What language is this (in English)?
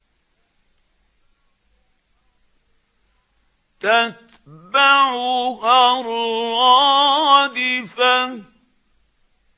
Arabic